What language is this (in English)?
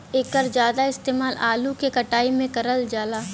Bhojpuri